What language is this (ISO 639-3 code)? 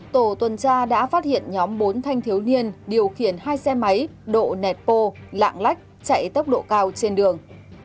vie